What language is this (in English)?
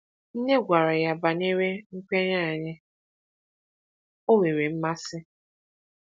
Igbo